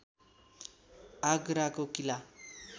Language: Nepali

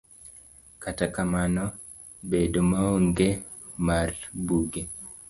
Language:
Luo (Kenya and Tanzania)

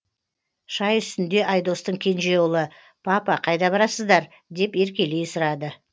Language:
Kazakh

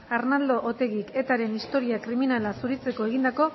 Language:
Basque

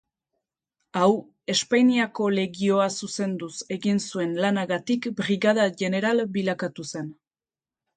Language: Basque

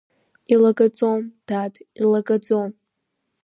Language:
Abkhazian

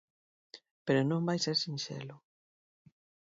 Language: Galician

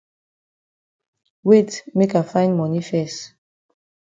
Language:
Cameroon Pidgin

